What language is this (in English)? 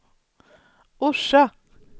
Swedish